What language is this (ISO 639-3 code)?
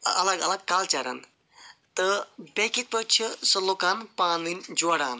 kas